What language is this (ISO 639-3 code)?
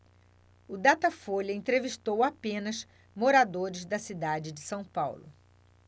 por